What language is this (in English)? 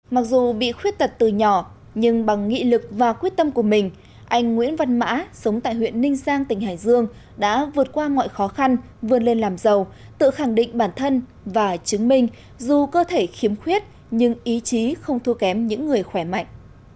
Vietnamese